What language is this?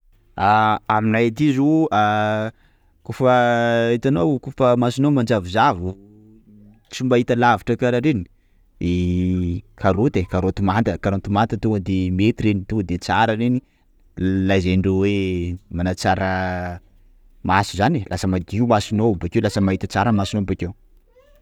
Sakalava Malagasy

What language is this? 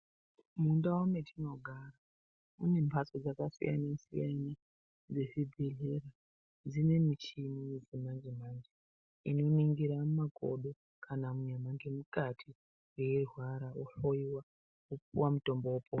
Ndau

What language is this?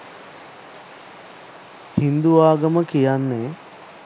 Sinhala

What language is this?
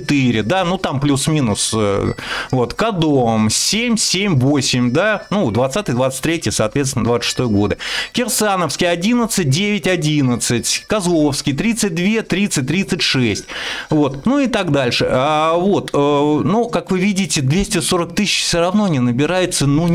Russian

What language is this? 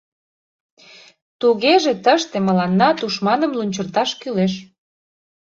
Mari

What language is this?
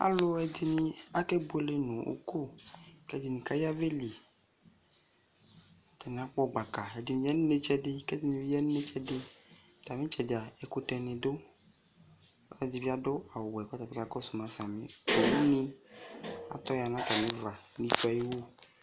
Ikposo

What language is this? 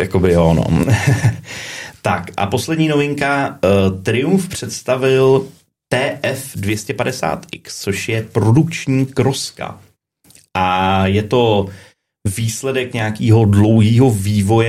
Czech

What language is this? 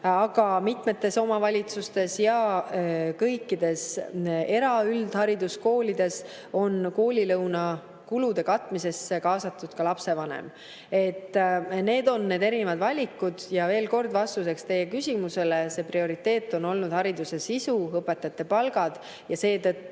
Estonian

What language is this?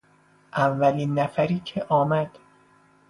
Persian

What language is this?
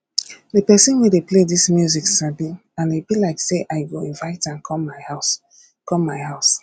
Nigerian Pidgin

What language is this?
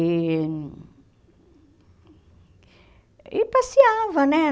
Portuguese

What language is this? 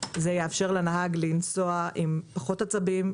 Hebrew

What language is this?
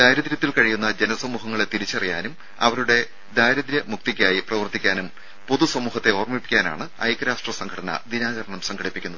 Malayalam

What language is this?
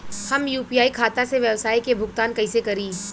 Bhojpuri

